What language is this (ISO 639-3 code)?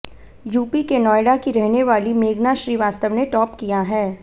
hin